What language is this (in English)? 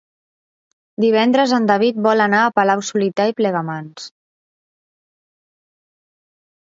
Catalan